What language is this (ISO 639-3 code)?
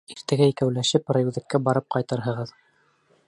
bak